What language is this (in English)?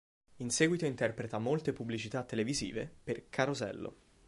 Italian